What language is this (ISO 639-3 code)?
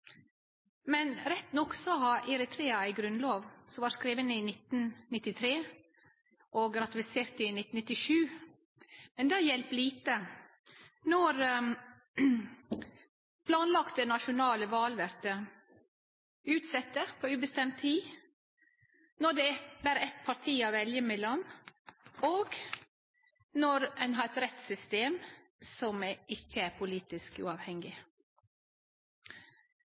nno